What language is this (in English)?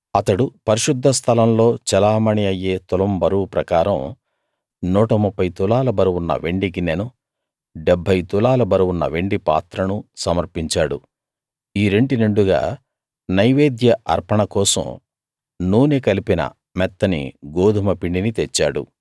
Telugu